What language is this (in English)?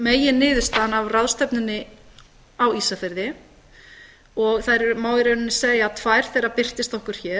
Icelandic